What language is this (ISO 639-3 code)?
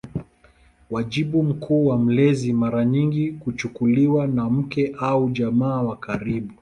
swa